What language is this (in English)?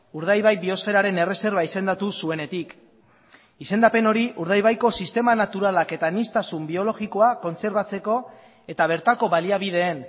Basque